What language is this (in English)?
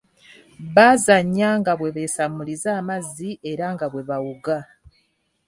Ganda